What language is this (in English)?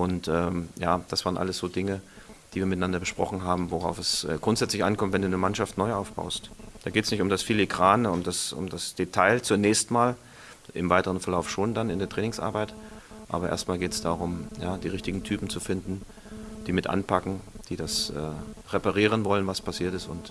German